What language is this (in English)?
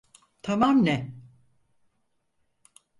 Turkish